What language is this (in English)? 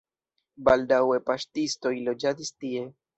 Esperanto